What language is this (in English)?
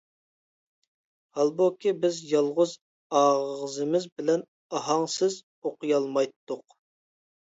Uyghur